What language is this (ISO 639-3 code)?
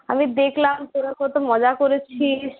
ben